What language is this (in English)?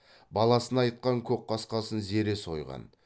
Kazakh